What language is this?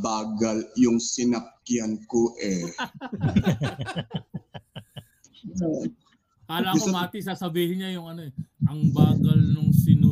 Filipino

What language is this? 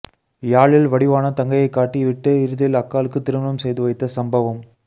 Tamil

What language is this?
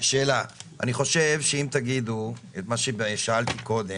Hebrew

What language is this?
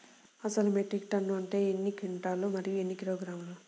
Telugu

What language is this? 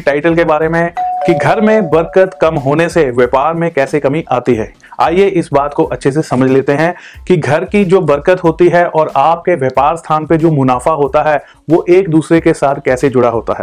Hindi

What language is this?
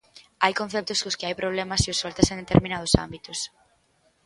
Galician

